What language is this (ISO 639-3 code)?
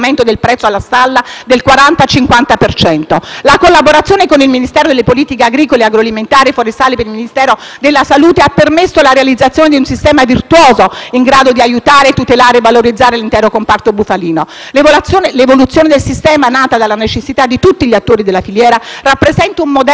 ita